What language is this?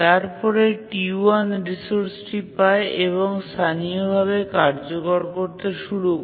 Bangla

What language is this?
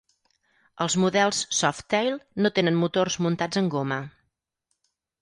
Catalan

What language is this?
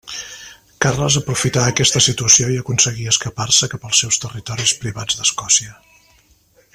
Catalan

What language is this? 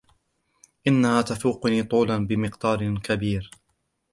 Arabic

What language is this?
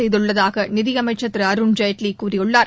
Tamil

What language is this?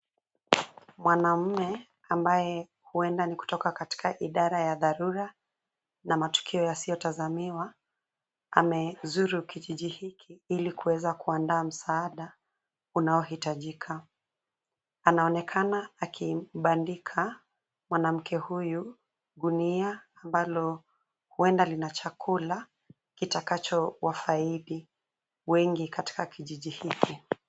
Swahili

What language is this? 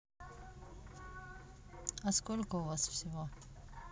Russian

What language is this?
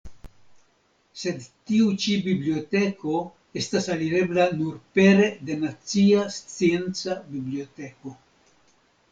Esperanto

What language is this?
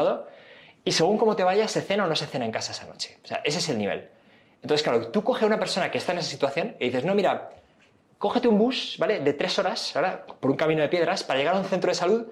Spanish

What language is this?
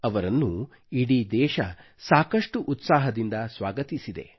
Kannada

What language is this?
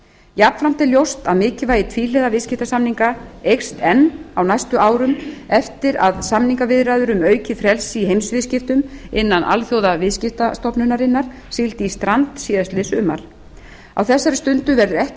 Icelandic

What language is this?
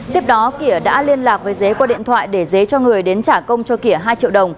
Vietnamese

